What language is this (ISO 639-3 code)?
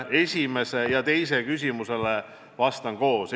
est